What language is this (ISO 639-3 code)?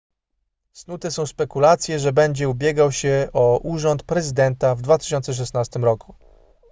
pol